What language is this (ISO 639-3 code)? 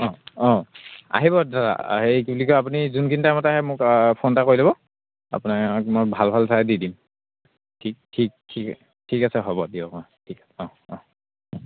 asm